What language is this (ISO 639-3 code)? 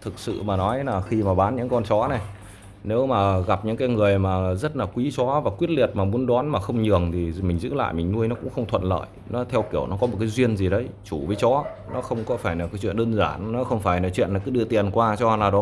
vie